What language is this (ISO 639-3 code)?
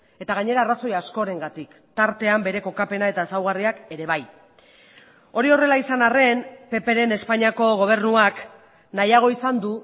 eus